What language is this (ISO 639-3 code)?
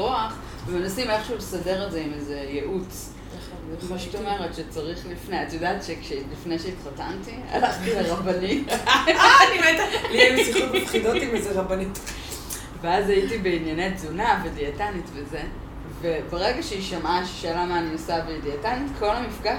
heb